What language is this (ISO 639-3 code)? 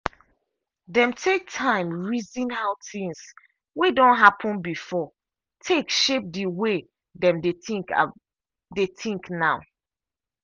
pcm